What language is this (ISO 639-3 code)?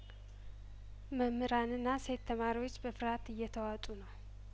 amh